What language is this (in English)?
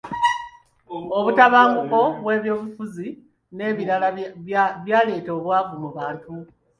Ganda